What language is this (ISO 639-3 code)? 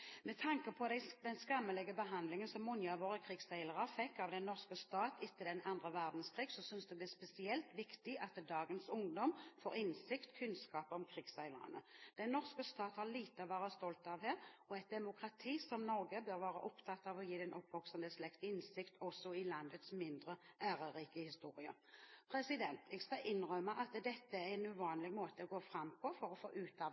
nob